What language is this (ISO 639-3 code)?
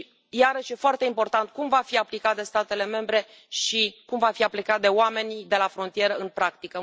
ron